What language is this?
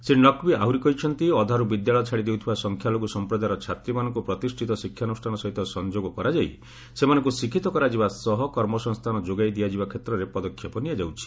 Odia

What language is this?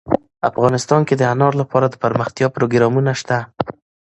Pashto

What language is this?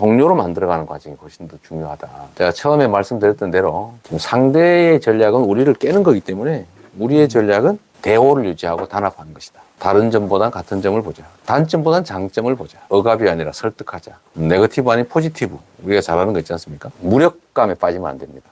Korean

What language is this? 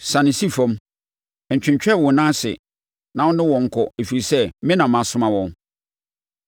Akan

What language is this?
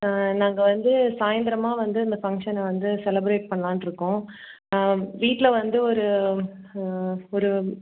Tamil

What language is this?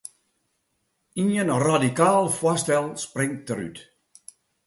Western Frisian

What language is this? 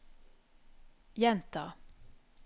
Norwegian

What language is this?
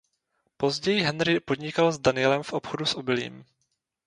Czech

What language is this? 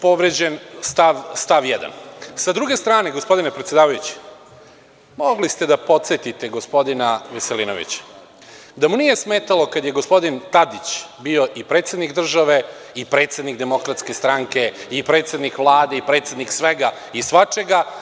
Serbian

